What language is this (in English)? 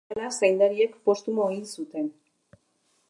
Basque